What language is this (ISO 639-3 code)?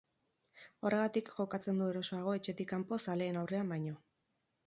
eus